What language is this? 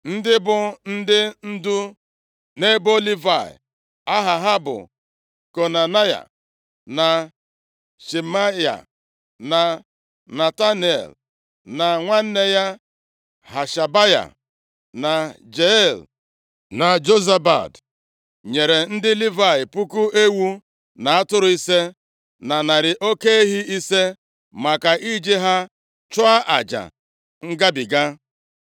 Igbo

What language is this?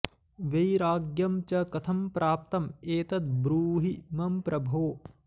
Sanskrit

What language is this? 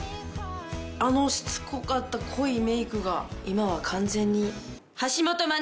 Japanese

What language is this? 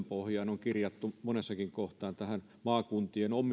Finnish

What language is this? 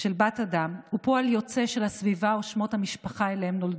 Hebrew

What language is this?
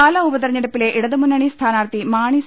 Malayalam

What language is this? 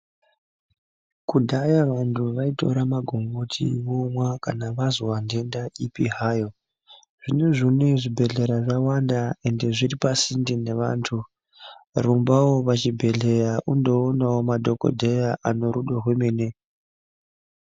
Ndau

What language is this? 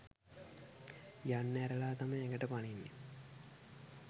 Sinhala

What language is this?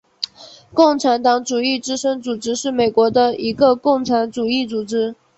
Chinese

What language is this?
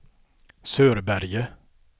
Swedish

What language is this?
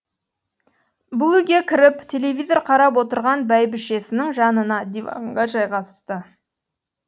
Kazakh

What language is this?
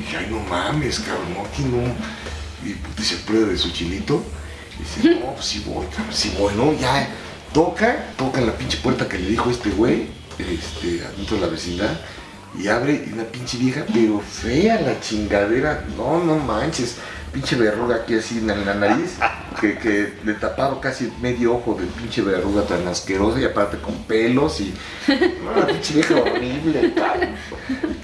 Spanish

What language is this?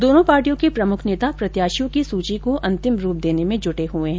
Hindi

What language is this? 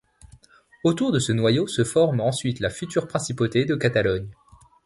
French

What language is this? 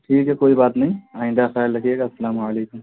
Urdu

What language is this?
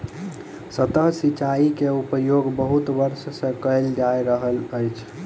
Maithili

